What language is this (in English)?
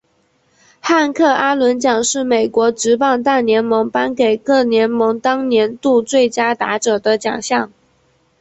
Chinese